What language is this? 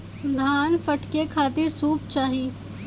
Bhojpuri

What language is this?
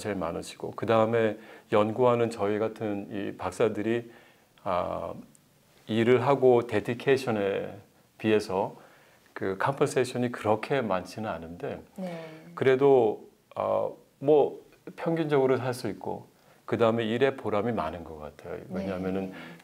Korean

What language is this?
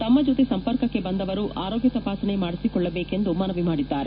Kannada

